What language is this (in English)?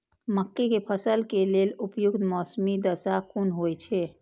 Maithili